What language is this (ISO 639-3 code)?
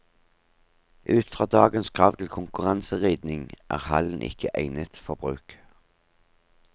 nor